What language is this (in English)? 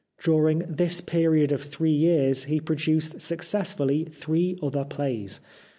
English